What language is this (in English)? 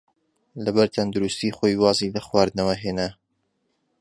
Central Kurdish